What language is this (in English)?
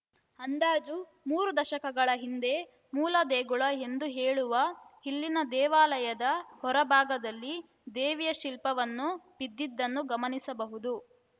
Kannada